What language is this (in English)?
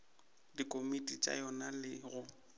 Northern Sotho